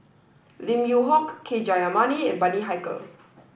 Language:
English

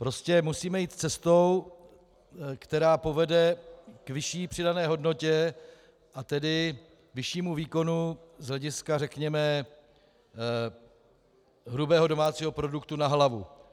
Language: Czech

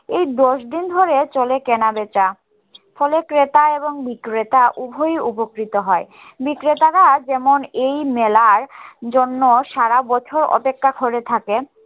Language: Bangla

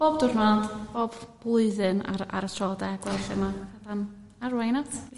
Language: Welsh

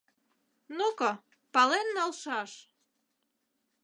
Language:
Mari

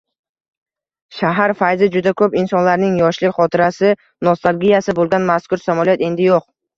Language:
Uzbek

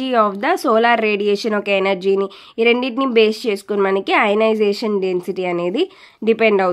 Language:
Telugu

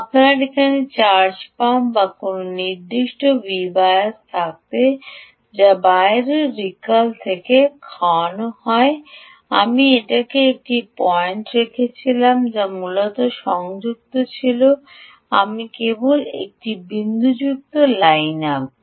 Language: Bangla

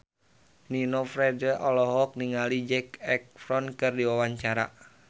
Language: Sundanese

